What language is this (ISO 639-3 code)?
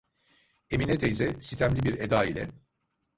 tur